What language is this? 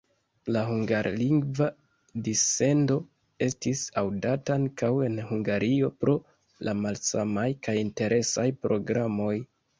Esperanto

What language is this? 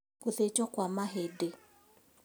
Kikuyu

